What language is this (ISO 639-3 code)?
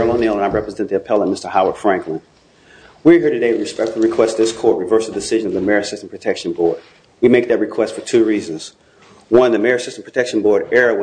eng